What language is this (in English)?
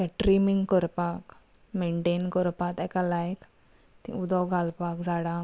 Konkani